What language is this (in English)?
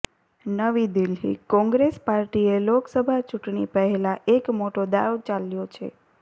Gujarati